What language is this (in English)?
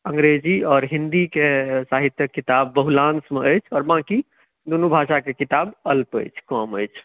Maithili